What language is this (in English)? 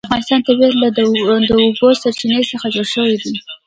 Pashto